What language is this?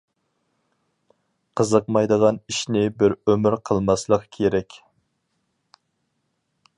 Uyghur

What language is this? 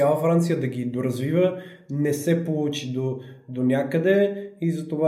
Bulgarian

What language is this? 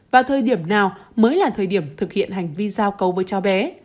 Vietnamese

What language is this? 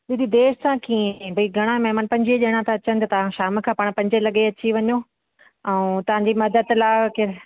Sindhi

